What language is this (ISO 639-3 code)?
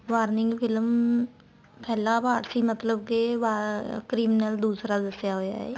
pan